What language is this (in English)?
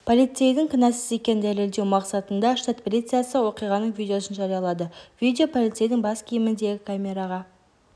Kazakh